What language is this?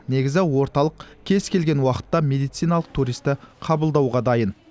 Kazakh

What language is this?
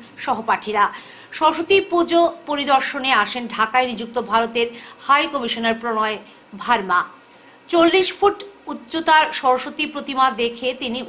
Bangla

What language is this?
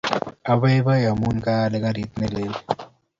Kalenjin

